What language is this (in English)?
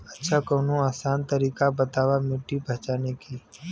Bhojpuri